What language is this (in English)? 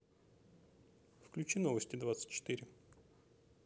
Russian